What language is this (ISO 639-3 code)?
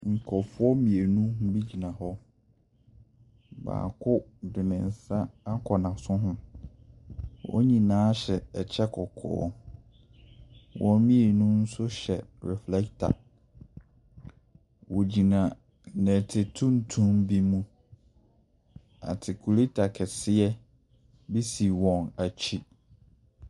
aka